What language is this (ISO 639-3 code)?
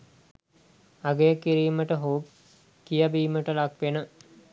sin